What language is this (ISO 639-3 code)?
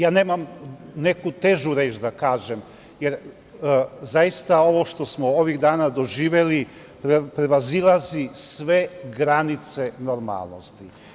srp